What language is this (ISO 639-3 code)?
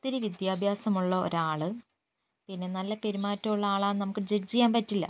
mal